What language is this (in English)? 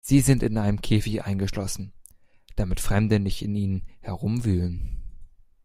German